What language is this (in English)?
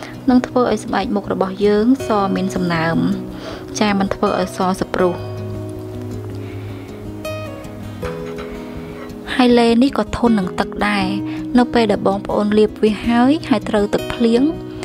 Vietnamese